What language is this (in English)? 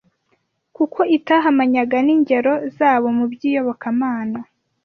Kinyarwanda